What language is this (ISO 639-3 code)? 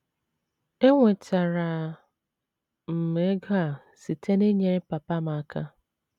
ibo